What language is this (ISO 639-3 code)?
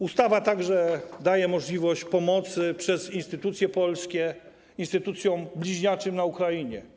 pol